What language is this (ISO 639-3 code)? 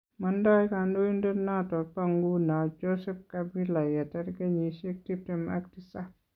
kln